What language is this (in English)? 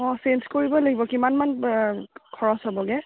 Assamese